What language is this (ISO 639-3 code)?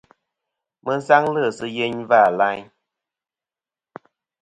bkm